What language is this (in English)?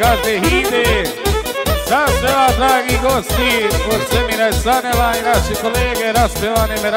Romanian